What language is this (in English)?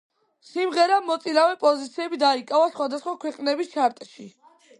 Georgian